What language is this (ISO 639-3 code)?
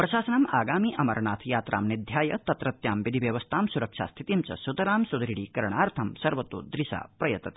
san